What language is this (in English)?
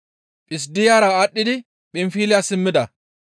Gamo